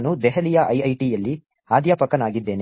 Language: Kannada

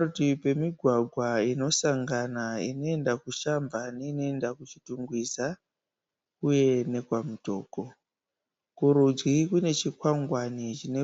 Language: Shona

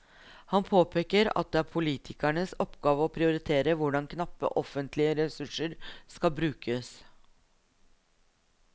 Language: Norwegian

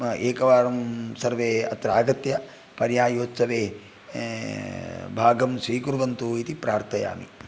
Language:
Sanskrit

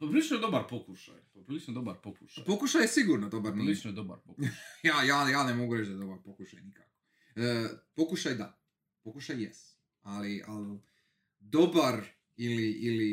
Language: Croatian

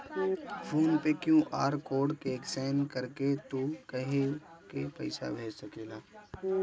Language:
Bhojpuri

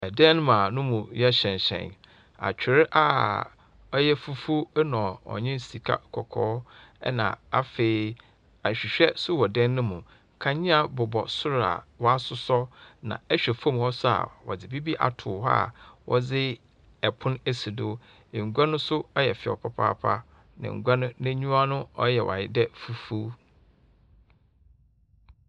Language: Akan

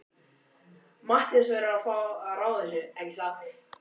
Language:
Icelandic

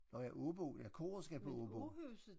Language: Danish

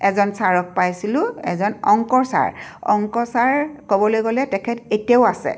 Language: Assamese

